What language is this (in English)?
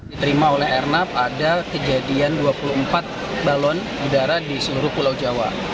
Indonesian